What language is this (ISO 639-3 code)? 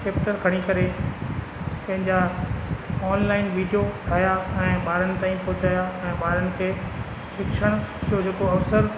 snd